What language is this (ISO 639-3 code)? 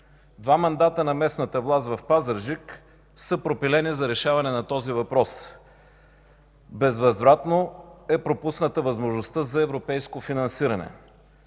bul